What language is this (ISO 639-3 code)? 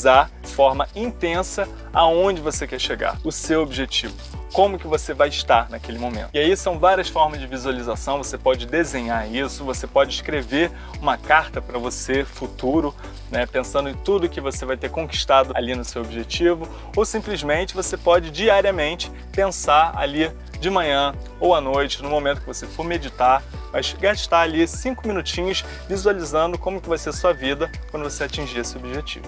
por